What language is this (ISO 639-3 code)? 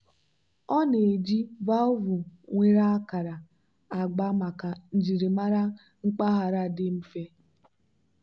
ibo